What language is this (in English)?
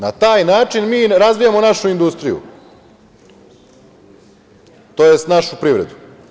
Serbian